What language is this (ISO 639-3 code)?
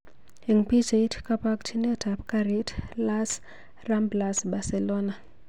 kln